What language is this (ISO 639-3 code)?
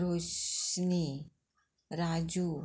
kok